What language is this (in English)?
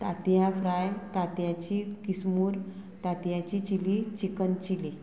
Konkani